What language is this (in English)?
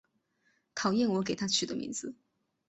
Chinese